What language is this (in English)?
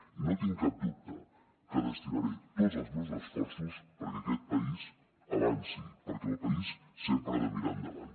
Catalan